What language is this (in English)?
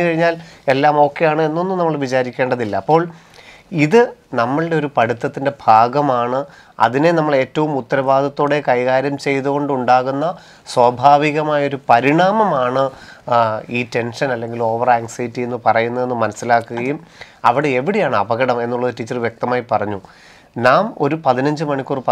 Malayalam